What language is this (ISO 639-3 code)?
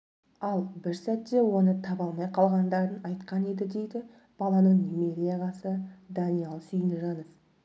kaz